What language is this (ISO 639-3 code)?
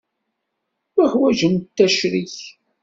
kab